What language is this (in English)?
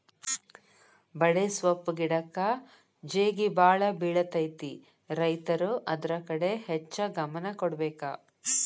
Kannada